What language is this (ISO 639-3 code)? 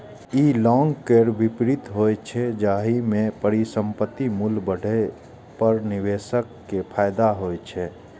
mai